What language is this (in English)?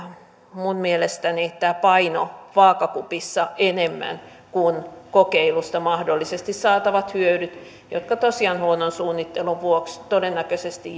Finnish